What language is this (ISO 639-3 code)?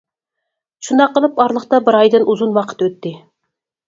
uig